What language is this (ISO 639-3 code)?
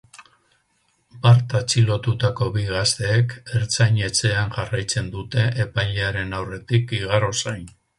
eus